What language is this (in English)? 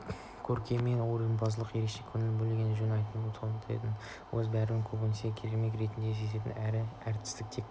Kazakh